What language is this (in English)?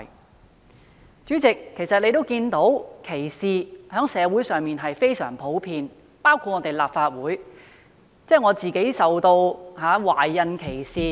Cantonese